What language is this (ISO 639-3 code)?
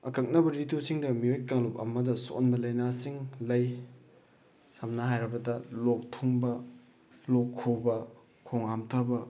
mni